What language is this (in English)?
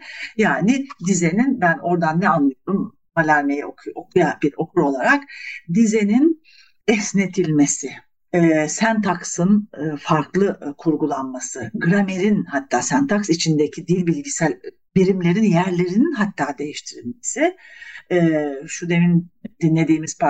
Turkish